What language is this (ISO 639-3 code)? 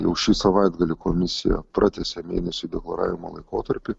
lit